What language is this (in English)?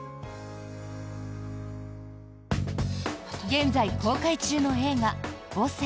Japanese